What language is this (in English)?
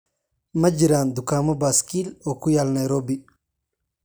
Somali